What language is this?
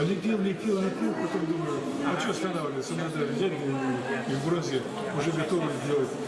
Russian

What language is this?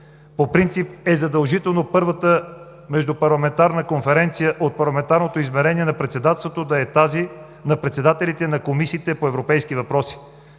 Bulgarian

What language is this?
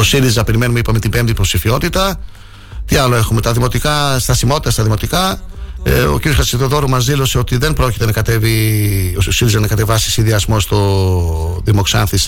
Greek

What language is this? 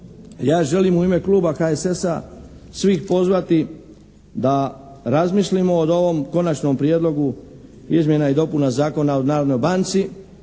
Croatian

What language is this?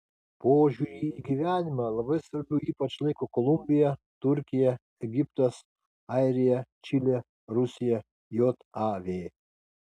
Lithuanian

